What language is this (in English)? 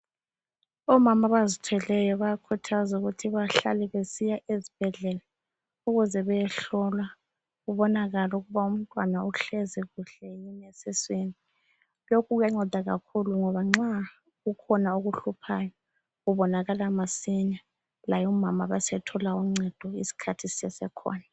North Ndebele